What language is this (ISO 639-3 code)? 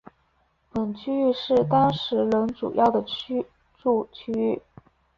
zho